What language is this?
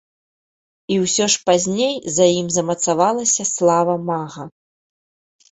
Belarusian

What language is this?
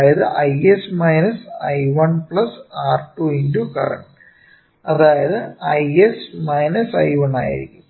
Malayalam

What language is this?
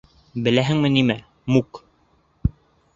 Bashkir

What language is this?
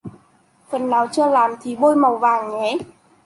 Vietnamese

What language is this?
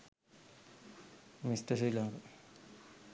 Sinhala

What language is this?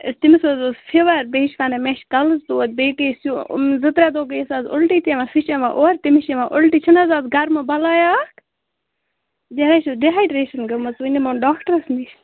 Kashmiri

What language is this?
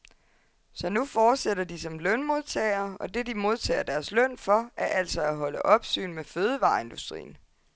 Danish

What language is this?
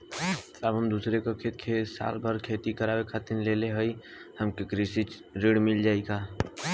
Bhojpuri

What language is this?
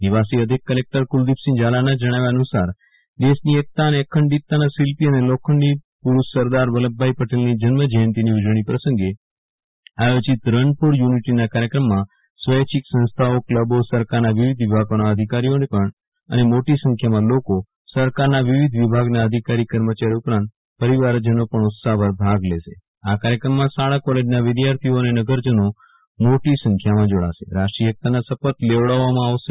Gujarati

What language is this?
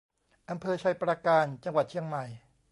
Thai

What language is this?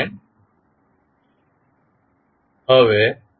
Gujarati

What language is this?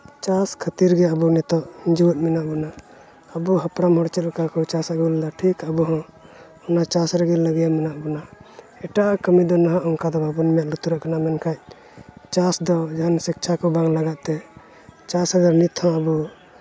Santali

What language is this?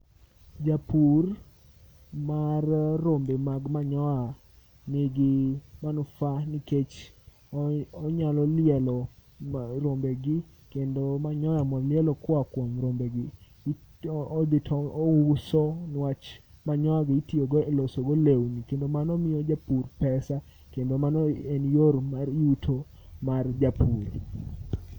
Luo (Kenya and Tanzania)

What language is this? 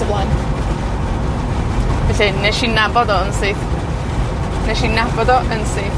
Welsh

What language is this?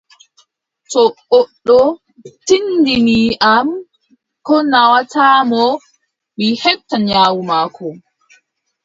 Adamawa Fulfulde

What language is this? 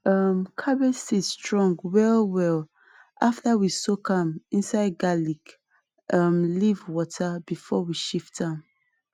Nigerian Pidgin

